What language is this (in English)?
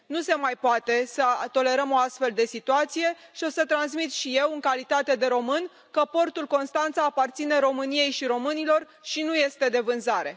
Romanian